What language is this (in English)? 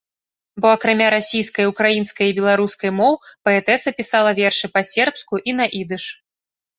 Belarusian